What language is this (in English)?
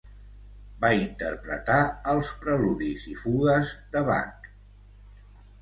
Catalan